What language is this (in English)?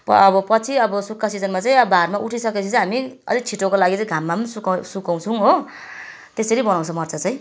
Nepali